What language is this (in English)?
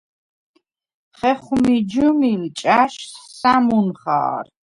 Svan